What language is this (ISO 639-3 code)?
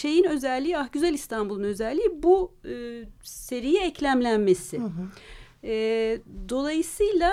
tur